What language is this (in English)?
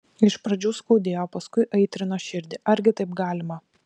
Lithuanian